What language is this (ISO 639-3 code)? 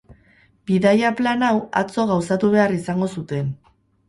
eus